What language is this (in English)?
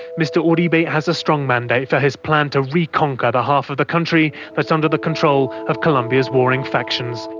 English